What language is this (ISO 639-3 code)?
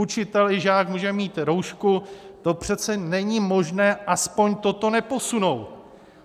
ces